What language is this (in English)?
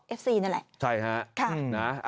Thai